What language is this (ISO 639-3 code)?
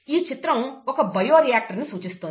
tel